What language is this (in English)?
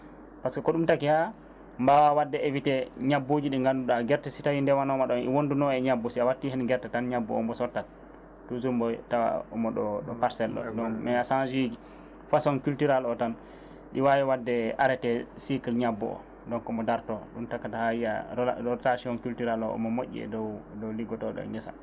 Fula